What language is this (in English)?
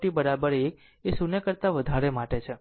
Gujarati